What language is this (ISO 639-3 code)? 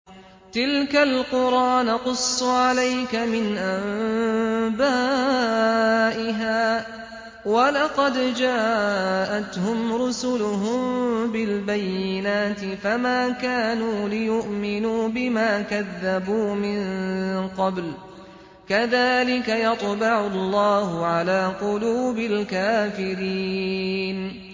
ara